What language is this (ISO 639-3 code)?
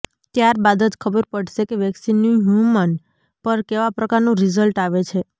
guj